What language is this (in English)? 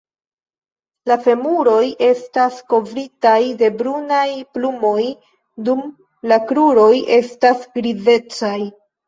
Esperanto